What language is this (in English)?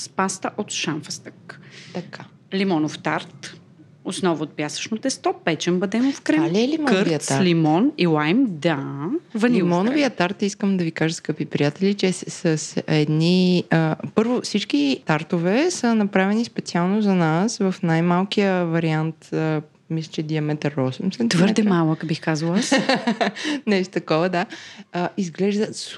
Bulgarian